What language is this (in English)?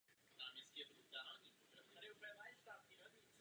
Czech